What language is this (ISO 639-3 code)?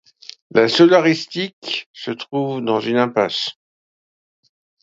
fra